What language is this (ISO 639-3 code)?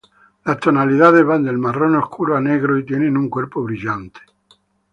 spa